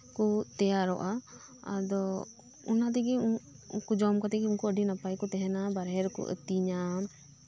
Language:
Santali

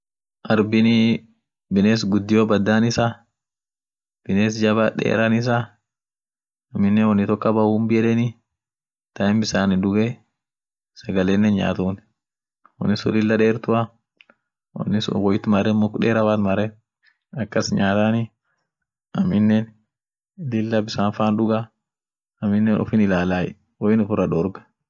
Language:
Orma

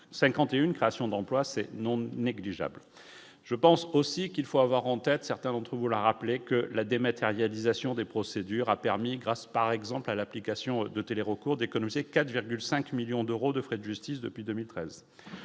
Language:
French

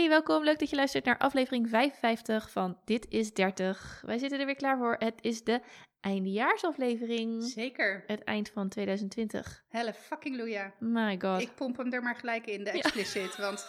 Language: Dutch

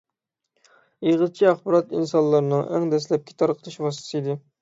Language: Uyghur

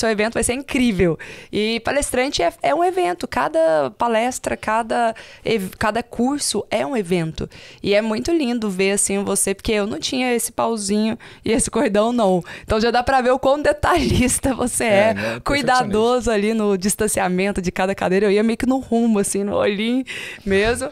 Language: Portuguese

